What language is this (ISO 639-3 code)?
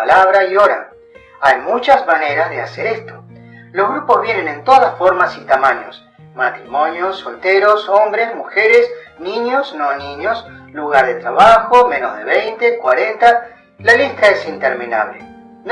spa